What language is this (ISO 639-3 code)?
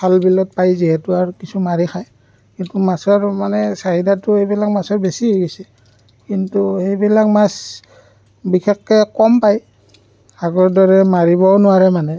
asm